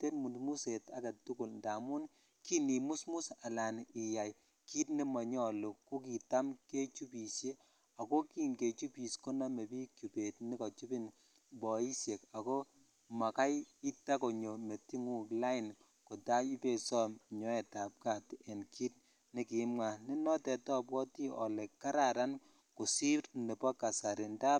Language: Kalenjin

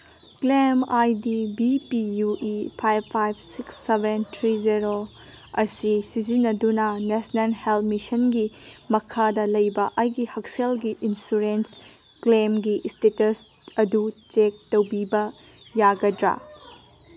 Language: Manipuri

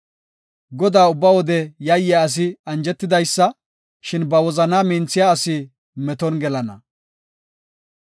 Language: Gofa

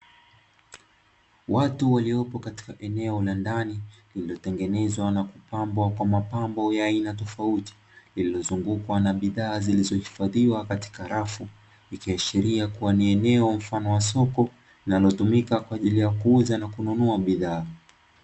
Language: Swahili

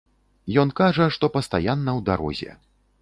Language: Belarusian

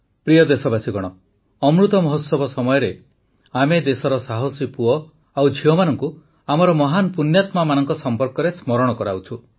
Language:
Odia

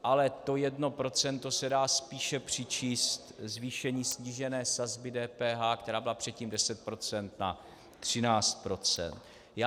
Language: Czech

